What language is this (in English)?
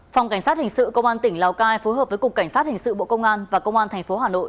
Vietnamese